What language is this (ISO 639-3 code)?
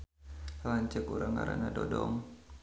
sun